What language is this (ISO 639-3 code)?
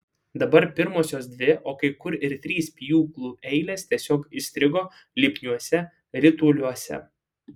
lit